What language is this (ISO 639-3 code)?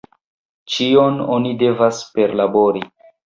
epo